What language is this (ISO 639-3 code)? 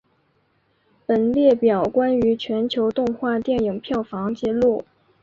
zho